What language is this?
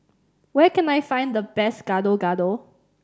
English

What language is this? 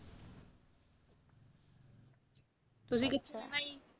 Punjabi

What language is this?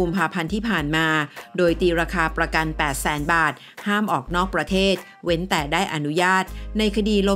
Thai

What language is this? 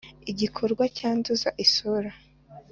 Kinyarwanda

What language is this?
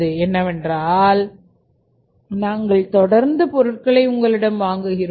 Tamil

